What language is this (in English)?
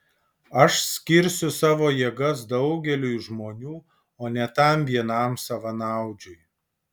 Lithuanian